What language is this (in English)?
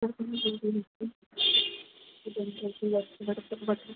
Sindhi